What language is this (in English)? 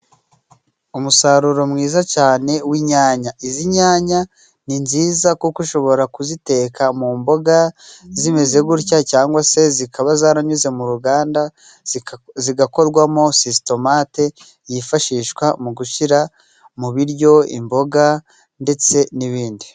Kinyarwanda